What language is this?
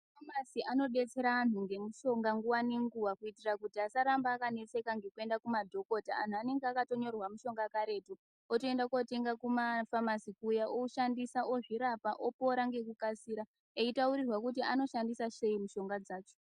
Ndau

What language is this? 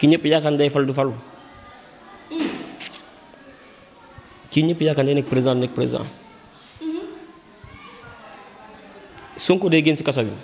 Indonesian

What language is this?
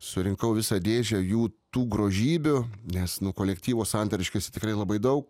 Lithuanian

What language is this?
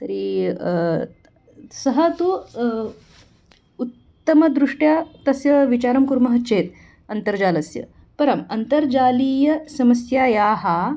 Sanskrit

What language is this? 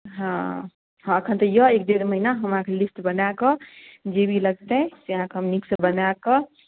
Maithili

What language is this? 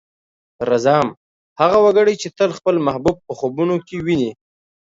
Pashto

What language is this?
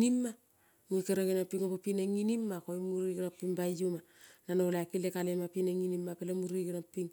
Kol (Papua New Guinea)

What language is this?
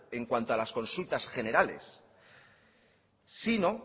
Spanish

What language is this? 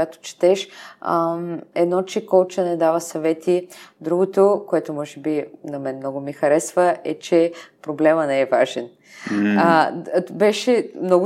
Bulgarian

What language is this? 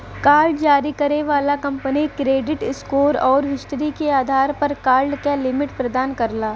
Bhojpuri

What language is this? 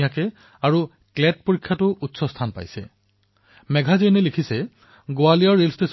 Assamese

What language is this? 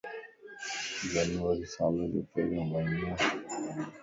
Lasi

